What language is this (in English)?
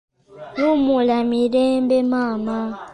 Ganda